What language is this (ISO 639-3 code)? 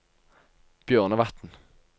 nor